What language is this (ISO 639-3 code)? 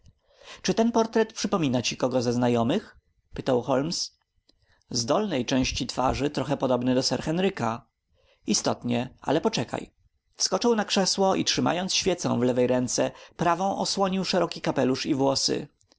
pol